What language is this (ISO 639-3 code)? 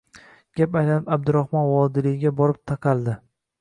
uzb